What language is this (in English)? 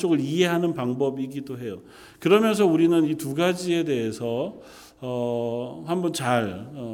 Korean